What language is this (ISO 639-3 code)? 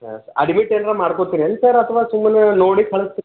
kan